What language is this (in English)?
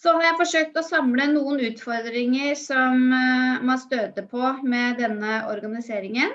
Norwegian